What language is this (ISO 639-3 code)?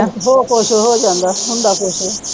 pan